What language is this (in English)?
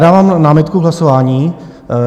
Czech